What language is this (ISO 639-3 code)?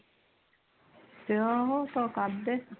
pan